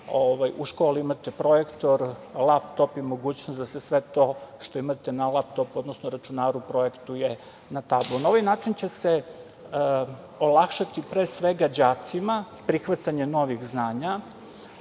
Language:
Serbian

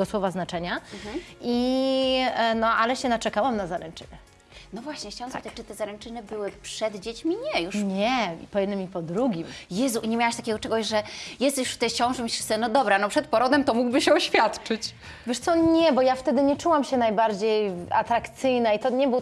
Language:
Polish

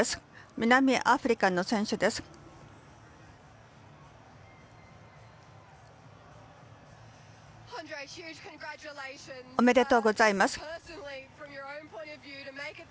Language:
Japanese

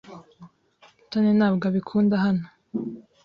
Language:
Kinyarwanda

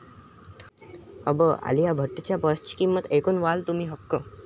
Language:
Marathi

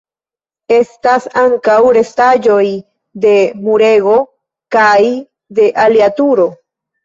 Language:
Esperanto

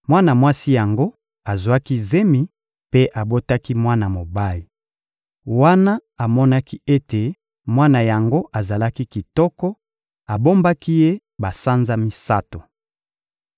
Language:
Lingala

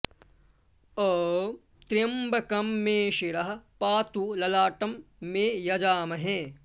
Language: Sanskrit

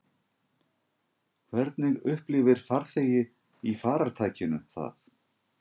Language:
Icelandic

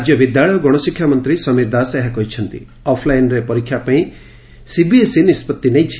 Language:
Odia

